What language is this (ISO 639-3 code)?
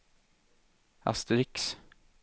swe